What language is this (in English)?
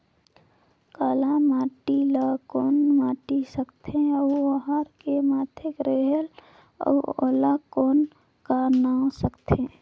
Chhattisgarhi